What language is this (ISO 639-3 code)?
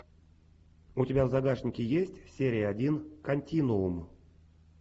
rus